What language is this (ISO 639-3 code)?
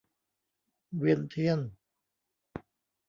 tha